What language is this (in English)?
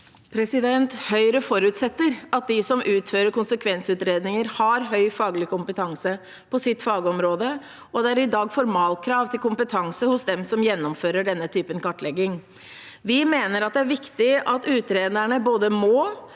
Norwegian